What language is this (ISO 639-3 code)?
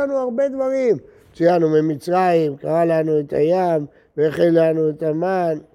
heb